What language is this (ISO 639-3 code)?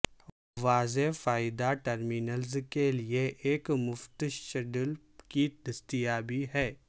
urd